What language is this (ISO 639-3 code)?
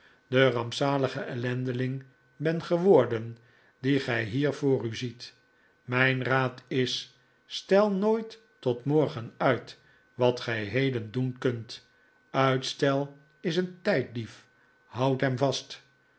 nld